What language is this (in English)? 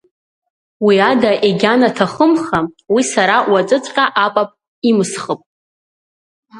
Abkhazian